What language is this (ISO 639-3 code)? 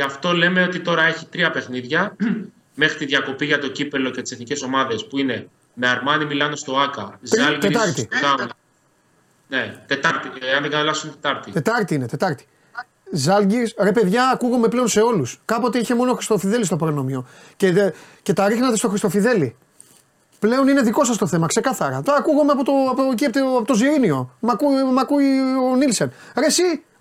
ell